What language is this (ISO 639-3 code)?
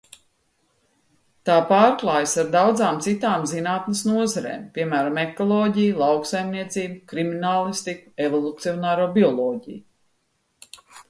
lav